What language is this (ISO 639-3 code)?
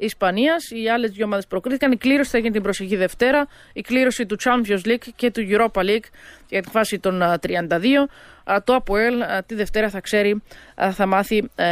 ell